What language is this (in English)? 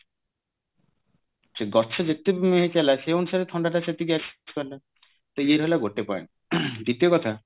Odia